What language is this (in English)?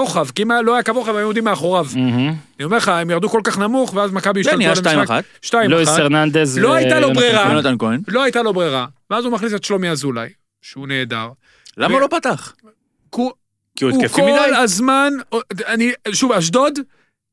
Hebrew